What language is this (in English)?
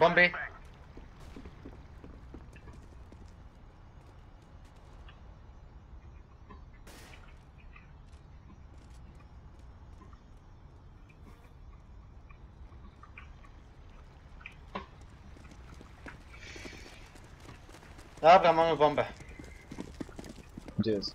Polish